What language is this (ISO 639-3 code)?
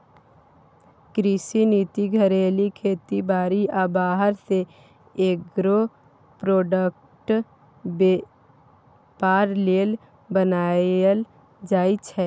mai